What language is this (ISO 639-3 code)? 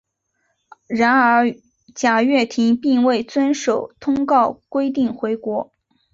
zho